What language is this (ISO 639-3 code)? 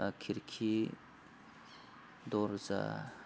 brx